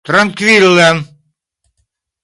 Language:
Esperanto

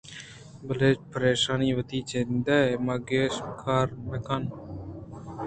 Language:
Eastern Balochi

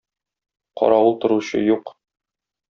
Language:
Tatar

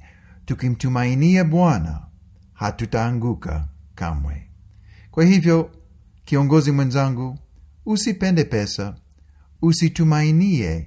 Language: Swahili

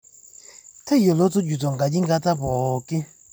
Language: Masai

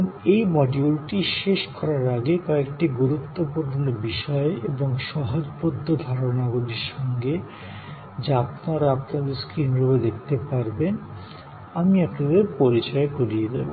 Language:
Bangla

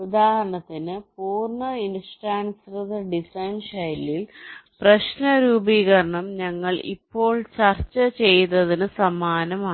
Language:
Malayalam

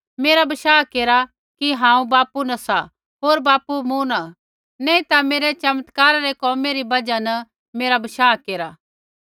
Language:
Kullu Pahari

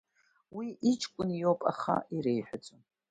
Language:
Abkhazian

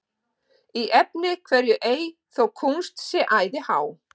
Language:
Icelandic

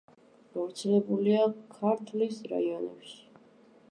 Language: Georgian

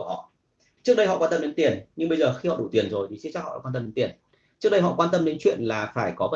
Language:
Vietnamese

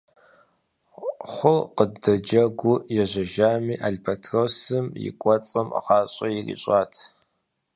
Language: Kabardian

